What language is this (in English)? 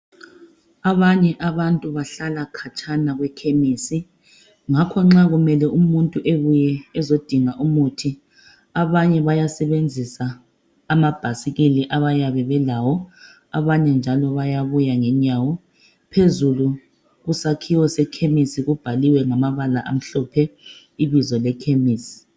North Ndebele